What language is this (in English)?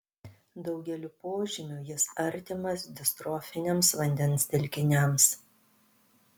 Lithuanian